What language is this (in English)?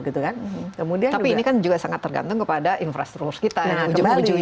Indonesian